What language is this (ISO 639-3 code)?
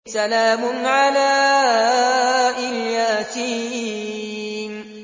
ara